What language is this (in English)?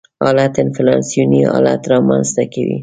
Pashto